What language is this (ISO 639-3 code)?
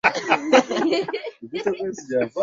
swa